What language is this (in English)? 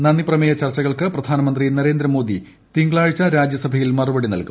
Malayalam